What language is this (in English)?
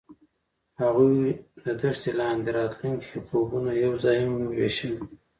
Pashto